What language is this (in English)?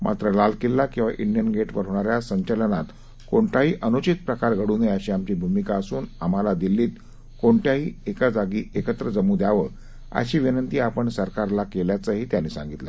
Marathi